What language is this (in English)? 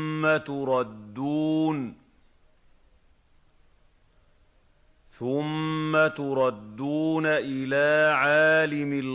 Arabic